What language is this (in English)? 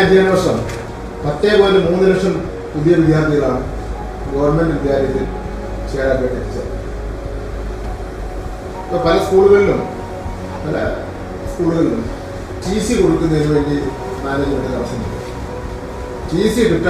Malayalam